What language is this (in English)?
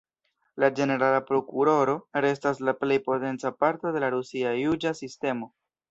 Esperanto